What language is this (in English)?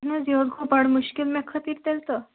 Kashmiri